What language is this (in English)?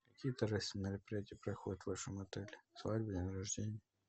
Russian